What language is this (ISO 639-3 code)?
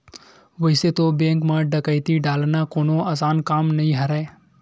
hne